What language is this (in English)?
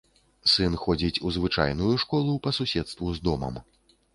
Belarusian